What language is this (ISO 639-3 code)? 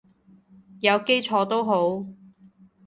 yue